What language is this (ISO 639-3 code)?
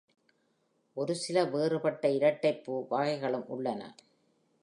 tam